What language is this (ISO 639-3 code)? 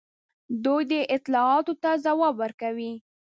pus